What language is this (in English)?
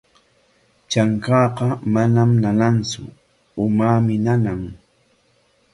Corongo Ancash Quechua